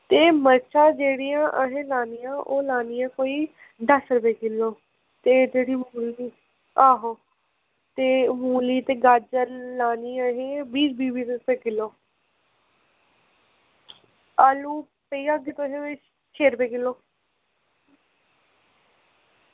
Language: Dogri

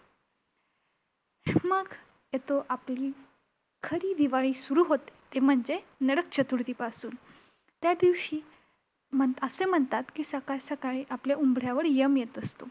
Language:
Marathi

